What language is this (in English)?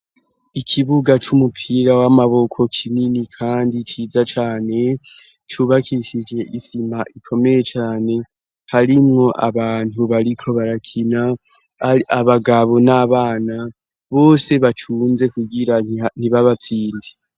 Rundi